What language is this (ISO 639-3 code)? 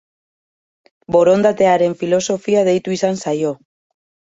eus